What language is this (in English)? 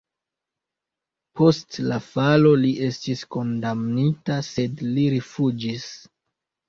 Esperanto